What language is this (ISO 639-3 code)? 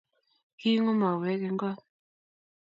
kln